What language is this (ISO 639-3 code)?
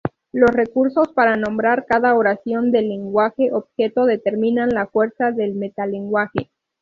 spa